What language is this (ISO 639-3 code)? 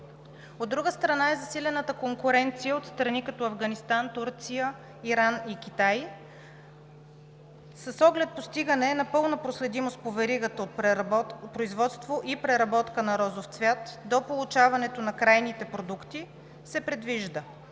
bul